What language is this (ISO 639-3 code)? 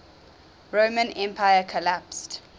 eng